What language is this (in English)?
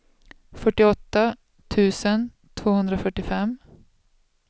Swedish